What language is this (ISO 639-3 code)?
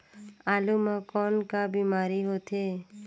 hne